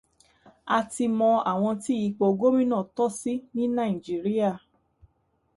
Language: Yoruba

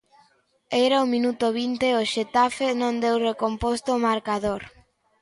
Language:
Galician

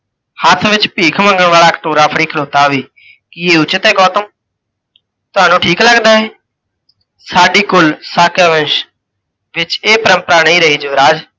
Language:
Punjabi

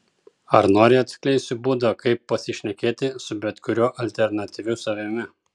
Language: Lithuanian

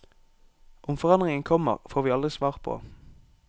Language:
Norwegian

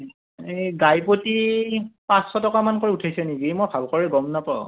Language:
Assamese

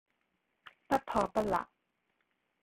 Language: Cantonese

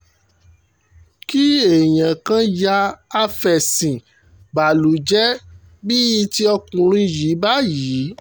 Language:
Yoruba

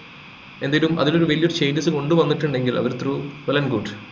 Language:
Malayalam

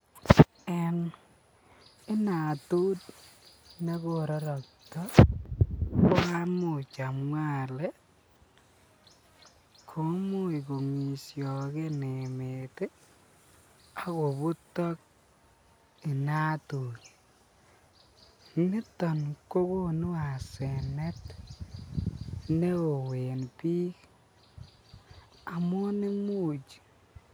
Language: Kalenjin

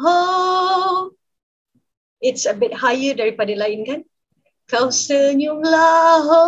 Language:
Malay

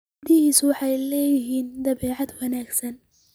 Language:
Somali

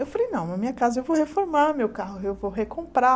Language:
Portuguese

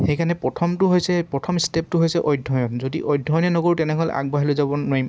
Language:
Assamese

